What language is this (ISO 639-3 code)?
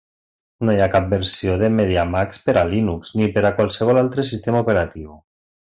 cat